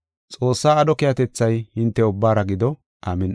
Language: Gofa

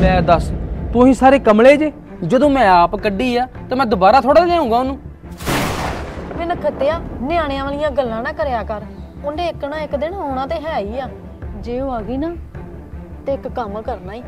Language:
Punjabi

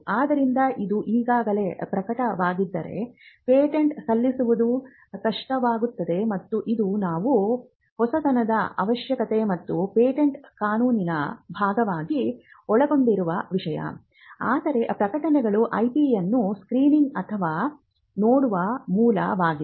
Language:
Kannada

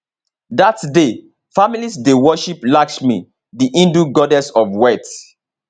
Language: Nigerian Pidgin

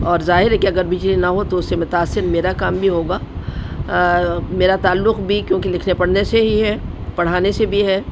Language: Urdu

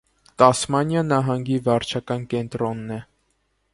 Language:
Armenian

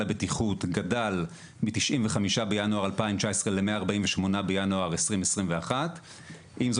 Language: Hebrew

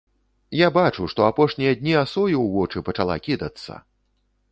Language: Belarusian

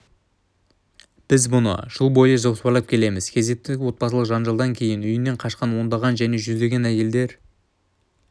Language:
Kazakh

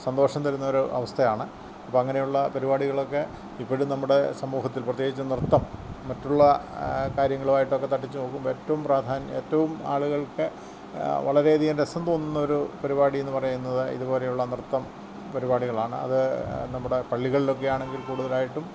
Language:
Malayalam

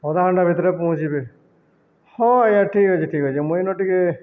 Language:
Odia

